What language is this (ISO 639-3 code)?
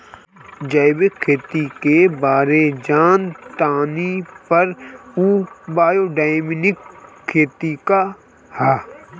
bho